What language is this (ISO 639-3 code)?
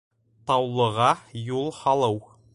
bak